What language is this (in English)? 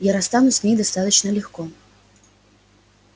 Russian